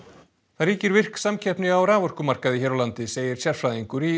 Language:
Icelandic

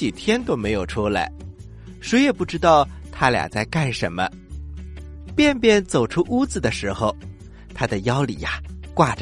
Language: Chinese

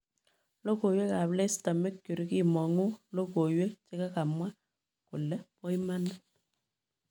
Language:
Kalenjin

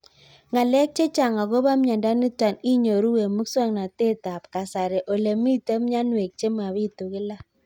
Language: Kalenjin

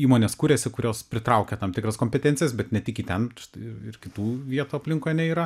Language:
Lithuanian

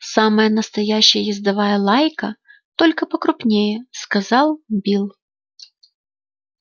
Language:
Russian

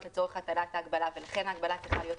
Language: Hebrew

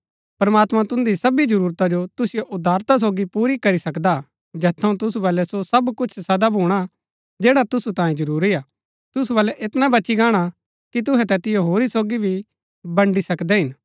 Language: Gaddi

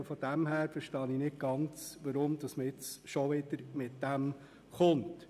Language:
Swiss German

